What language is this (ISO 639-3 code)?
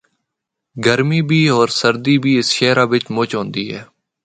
hno